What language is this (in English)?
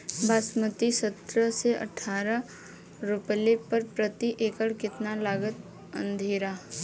Bhojpuri